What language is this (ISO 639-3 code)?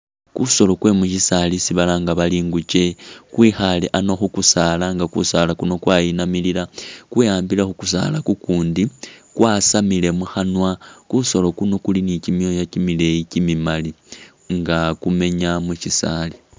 myx